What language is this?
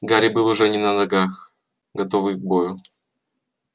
Russian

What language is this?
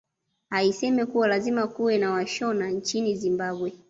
Swahili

